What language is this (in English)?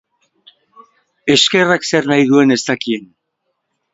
Basque